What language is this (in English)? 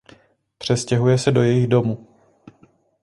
Czech